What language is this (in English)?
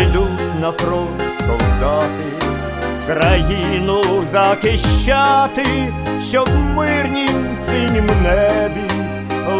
Ukrainian